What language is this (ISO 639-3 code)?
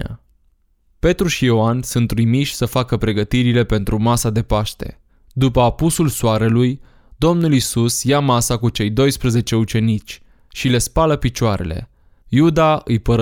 ron